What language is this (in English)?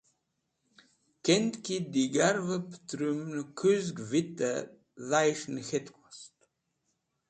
Wakhi